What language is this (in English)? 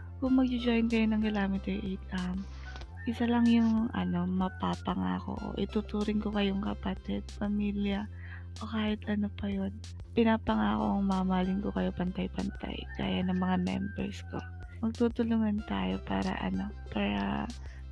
Filipino